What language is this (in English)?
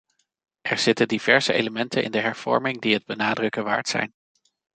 Dutch